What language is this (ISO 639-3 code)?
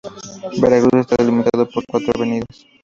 spa